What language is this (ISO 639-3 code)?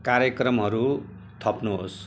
nep